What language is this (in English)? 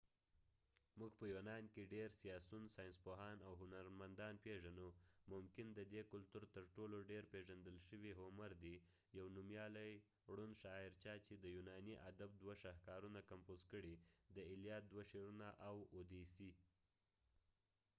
Pashto